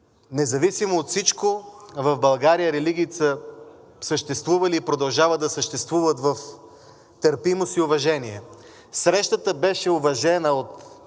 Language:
Bulgarian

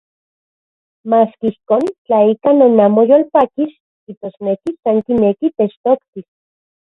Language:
Central Puebla Nahuatl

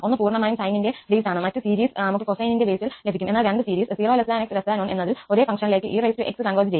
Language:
Malayalam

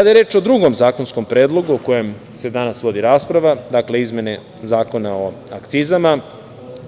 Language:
Serbian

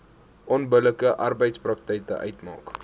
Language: Afrikaans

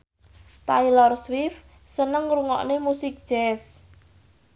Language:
Javanese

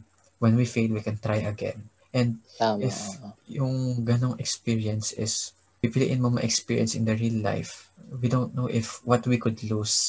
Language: Filipino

